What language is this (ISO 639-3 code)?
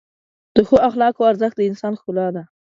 pus